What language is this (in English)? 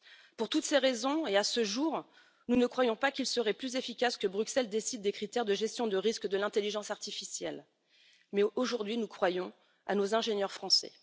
French